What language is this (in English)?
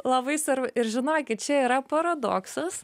Lithuanian